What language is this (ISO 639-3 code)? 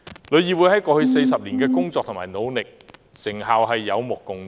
yue